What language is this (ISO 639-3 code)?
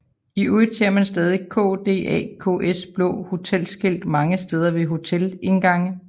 dan